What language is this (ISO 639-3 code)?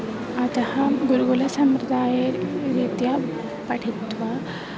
san